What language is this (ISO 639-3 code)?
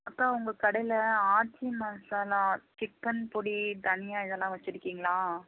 tam